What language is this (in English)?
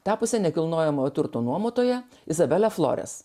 Lithuanian